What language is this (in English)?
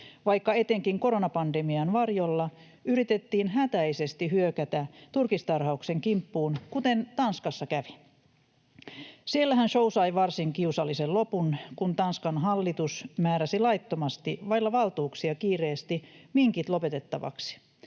Finnish